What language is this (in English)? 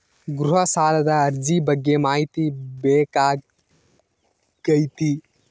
Kannada